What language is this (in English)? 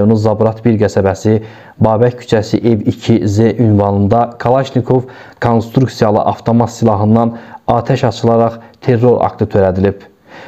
Turkish